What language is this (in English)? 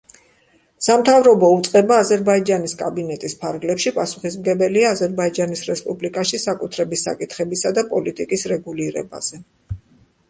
Georgian